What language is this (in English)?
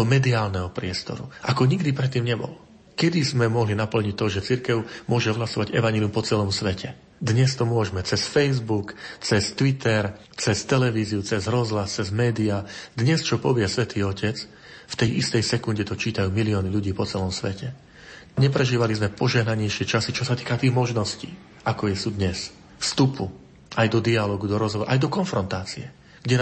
Slovak